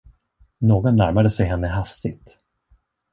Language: Swedish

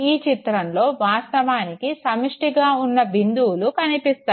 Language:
Telugu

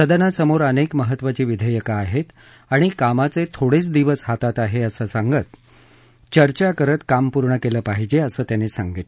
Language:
Marathi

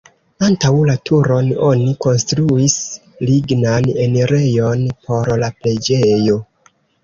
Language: Esperanto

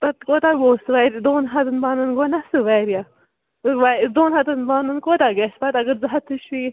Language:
Kashmiri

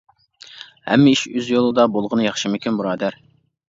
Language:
Uyghur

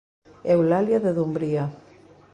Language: Galician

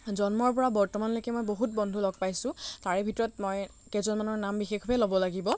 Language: Assamese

